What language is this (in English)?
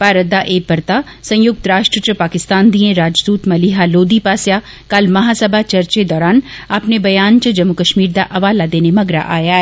Dogri